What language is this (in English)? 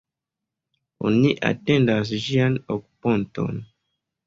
Esperanto